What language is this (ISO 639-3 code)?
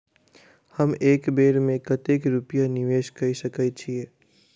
mai